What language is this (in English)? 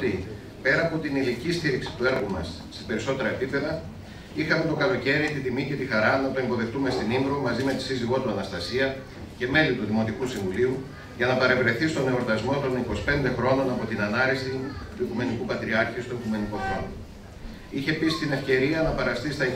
Greek